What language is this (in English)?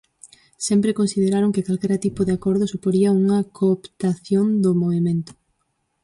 Galician